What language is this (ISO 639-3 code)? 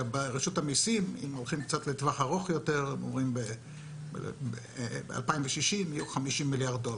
heb